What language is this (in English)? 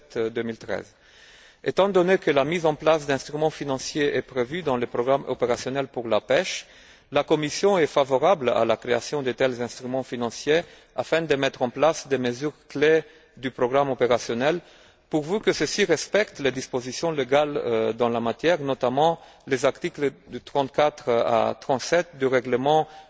French